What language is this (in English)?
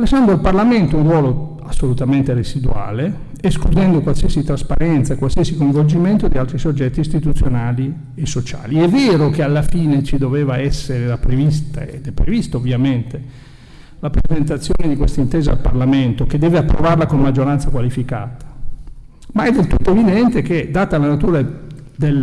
Italian